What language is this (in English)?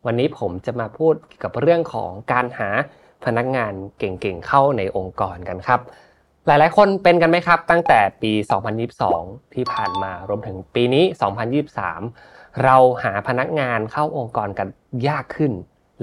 Thai